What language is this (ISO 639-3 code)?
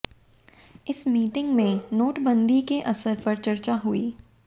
hin